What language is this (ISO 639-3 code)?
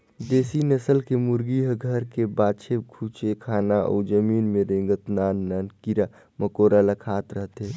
hne